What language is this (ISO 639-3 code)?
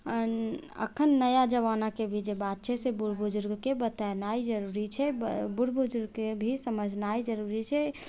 mai